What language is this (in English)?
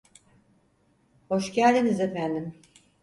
Turkish